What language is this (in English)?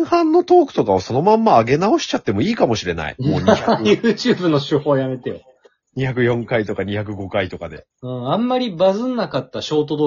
Japanese